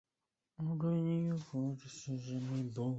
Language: Chinese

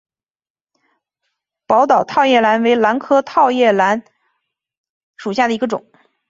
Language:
Chinese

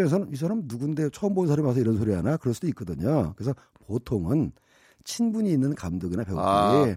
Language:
Korean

